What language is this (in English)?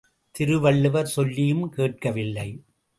Tamil